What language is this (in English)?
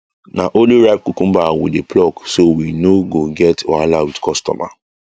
Nigerian Pidgin